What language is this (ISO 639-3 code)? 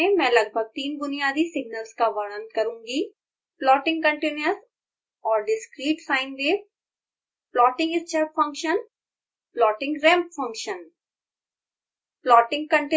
hin